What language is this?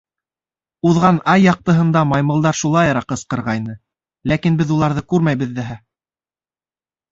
Bashkir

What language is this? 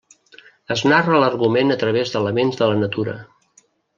Catalan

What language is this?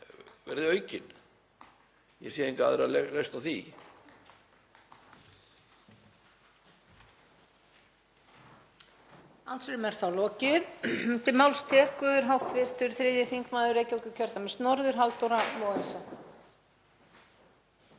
Icelandic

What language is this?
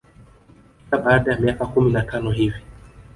Swahili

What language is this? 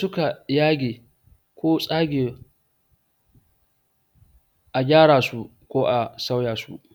Hausa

